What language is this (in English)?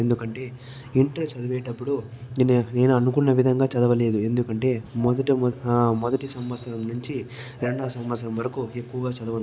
Telugu